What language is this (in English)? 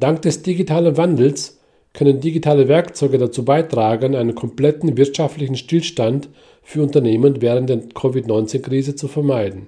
German